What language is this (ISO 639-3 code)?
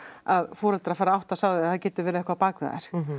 isl